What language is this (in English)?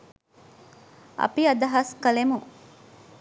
Sinhala